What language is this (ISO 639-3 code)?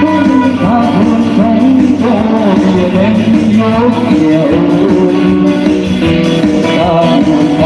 vie